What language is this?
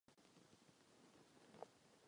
Czech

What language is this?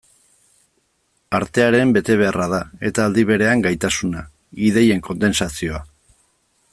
Basque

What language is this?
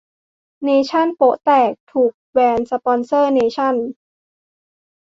Thai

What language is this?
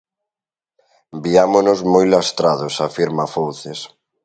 Galician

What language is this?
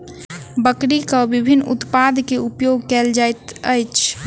Maithili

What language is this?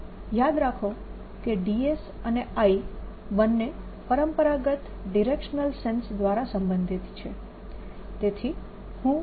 Gujarati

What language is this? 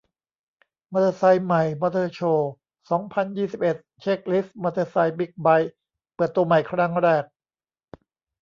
Thai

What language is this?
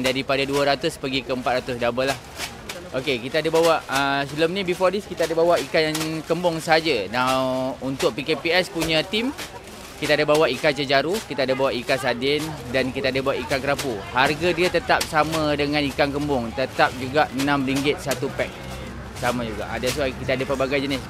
Malay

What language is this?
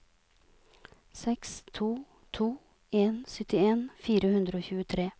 Norwegian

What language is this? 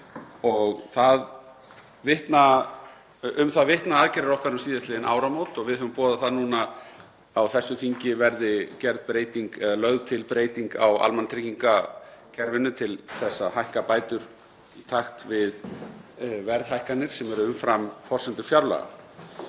Icelandic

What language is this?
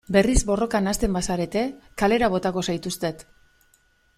Basque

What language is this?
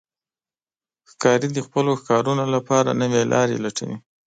Pashto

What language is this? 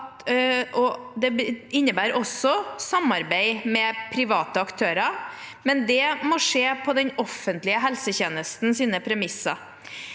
Norwegian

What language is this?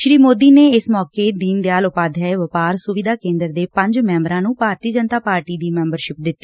Punjabi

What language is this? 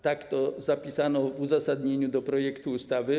Polish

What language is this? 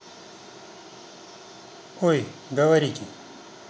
Russian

